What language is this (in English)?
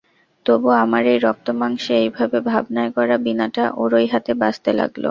Bangla